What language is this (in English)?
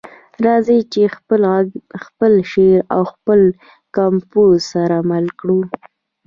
Pashto